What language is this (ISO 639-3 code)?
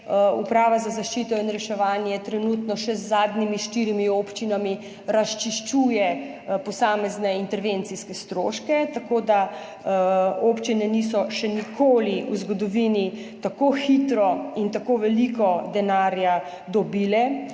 slv